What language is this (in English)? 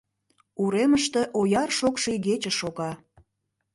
Mari